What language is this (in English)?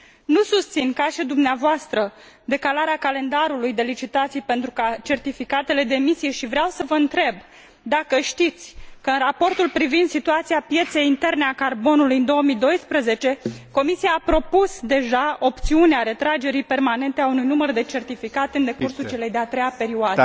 Romanian